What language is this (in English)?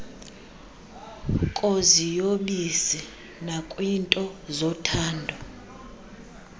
Xhosa